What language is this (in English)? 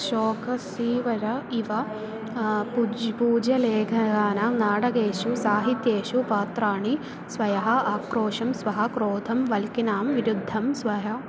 Sanskrit